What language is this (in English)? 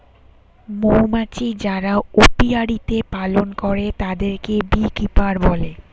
Bangla